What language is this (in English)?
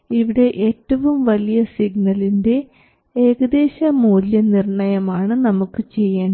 Malayalam